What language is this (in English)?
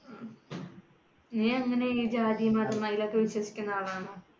Malayalam